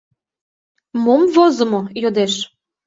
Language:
Mari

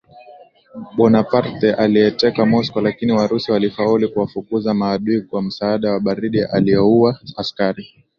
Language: Swahili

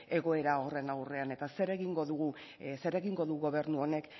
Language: Basque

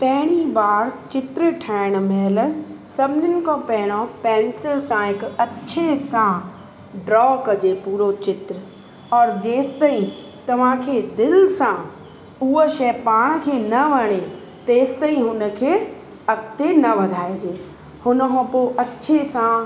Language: Sindhi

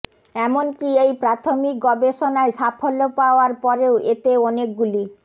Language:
Bangla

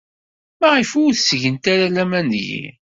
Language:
Kabyle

